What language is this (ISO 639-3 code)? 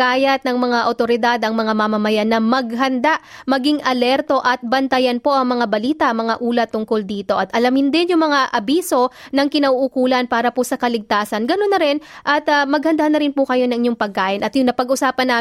fil